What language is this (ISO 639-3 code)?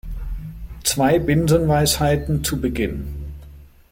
deu